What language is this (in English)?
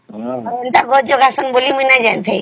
Odia